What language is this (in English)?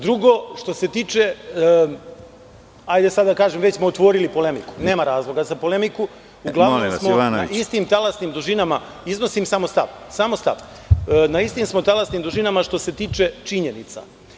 Serbian